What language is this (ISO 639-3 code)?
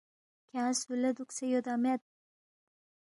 bft